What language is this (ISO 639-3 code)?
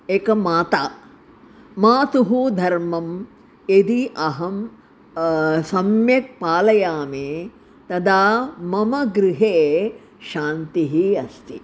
san